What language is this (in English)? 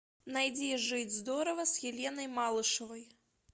Russian